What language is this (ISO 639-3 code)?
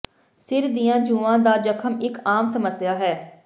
pan